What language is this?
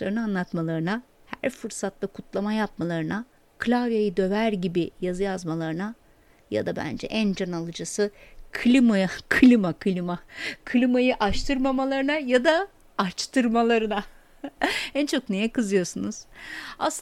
Turkish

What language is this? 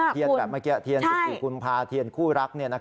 Thai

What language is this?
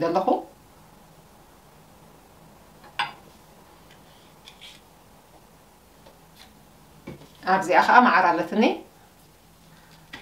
Arabic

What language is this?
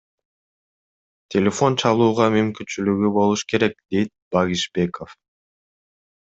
Kyrgyz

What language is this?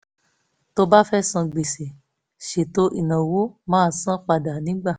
Yoruba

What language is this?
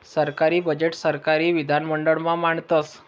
Marathi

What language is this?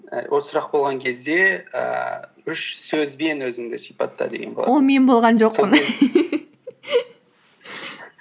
Kazakh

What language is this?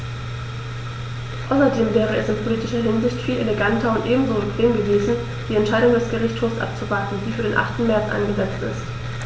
German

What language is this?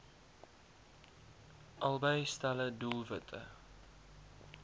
Afrikaans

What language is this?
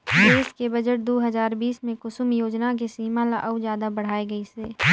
Chhattisgarhi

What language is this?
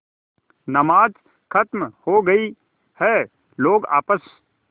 Hindi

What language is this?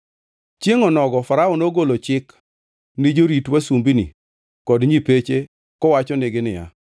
Luo (Kenya and Tanzania)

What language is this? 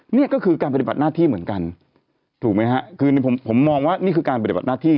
Thai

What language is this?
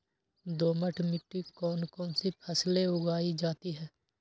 Magahi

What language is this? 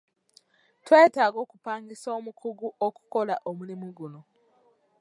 Ganda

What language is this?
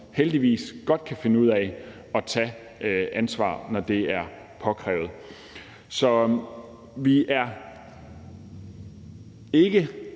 Danish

